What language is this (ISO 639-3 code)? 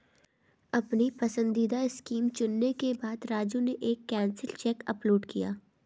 hin